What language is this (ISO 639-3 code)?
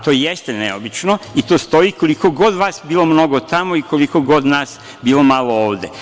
srp